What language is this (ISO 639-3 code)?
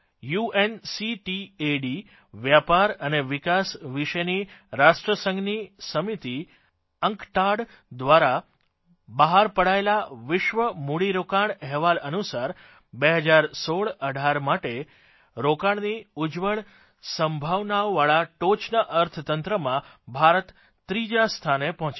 guj